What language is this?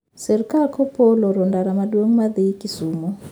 Luo (Kenya and Tanzania)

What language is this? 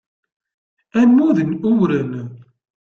Kabyle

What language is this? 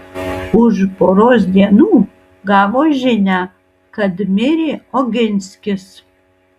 Lithuanian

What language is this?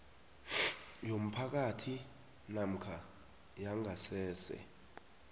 South Ndebele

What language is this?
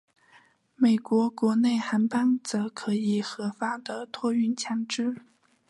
Chinese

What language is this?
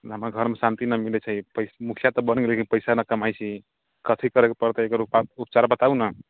Maithili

